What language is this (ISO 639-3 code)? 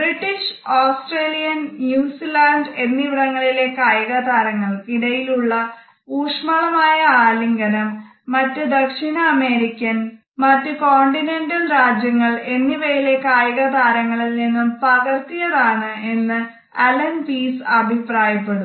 mal